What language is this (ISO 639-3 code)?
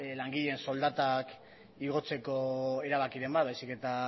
eus